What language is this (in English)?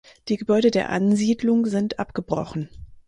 German